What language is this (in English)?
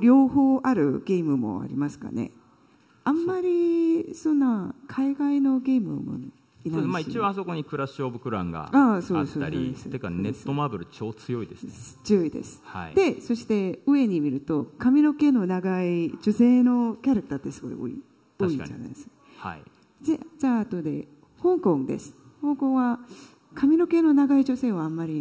Japanese